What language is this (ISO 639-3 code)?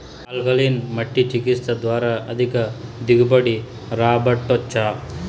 tel